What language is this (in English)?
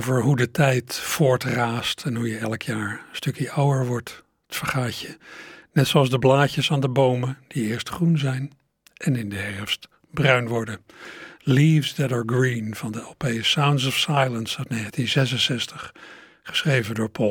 Dutch